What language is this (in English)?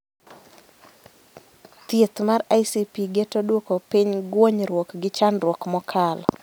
Luo (Kenya and Tanzania)